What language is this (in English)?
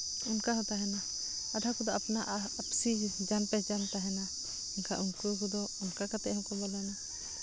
Santali